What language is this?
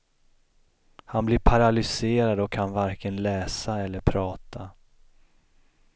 Swedish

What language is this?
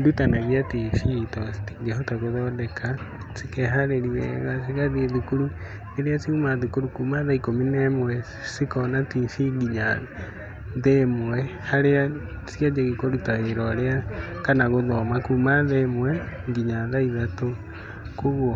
Kikuyu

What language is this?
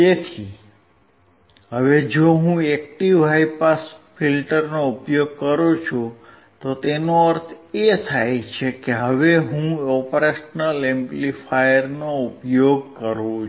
Gujarati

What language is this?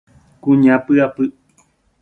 Guarani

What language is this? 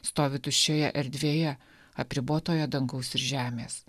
Lithuanian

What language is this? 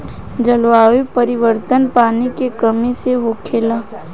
Bhojpuri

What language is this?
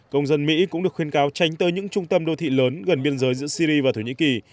Vietnamese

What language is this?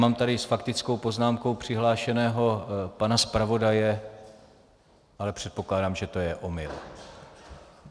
Czech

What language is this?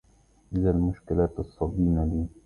Arabic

